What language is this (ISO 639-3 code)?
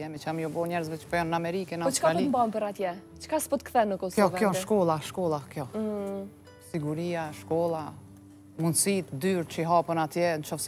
ron